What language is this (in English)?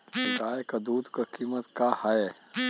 Bhojpuri